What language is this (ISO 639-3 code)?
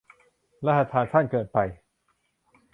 tha